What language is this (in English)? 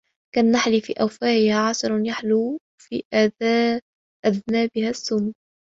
Arabic